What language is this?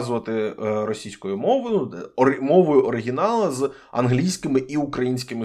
Ukrainian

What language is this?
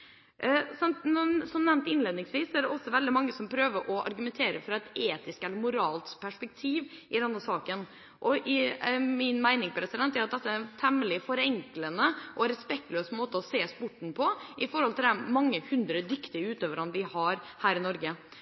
Norwegian Bokmål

